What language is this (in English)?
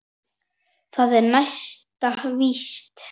Icelandic